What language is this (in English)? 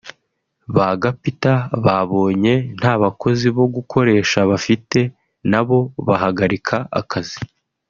Kinyarwanda